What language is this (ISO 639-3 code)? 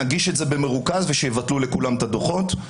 heb